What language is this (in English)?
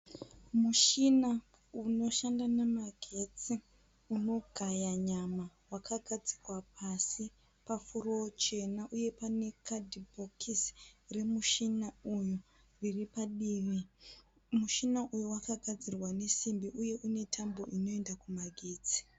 Shona